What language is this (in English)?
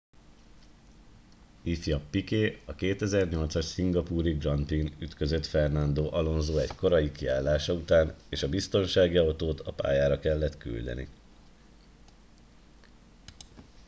Hungarian